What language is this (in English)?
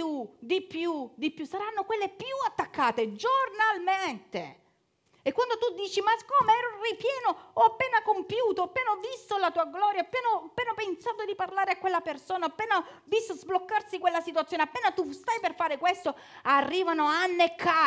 Italian